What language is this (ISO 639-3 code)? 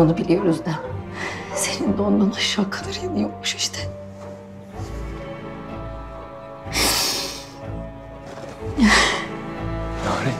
tur